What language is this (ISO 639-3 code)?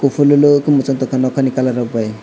trp